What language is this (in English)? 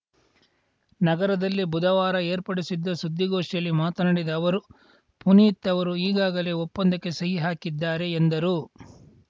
Kannada